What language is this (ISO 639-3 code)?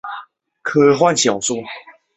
zho